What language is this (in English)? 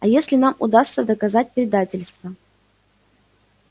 Russian